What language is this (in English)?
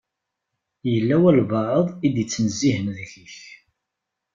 Kabyle